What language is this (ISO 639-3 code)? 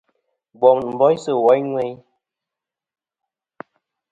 bkm